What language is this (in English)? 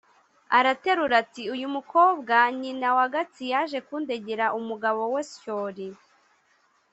Kinyarwanda